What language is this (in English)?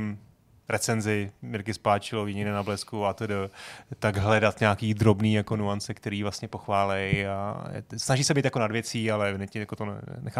Czech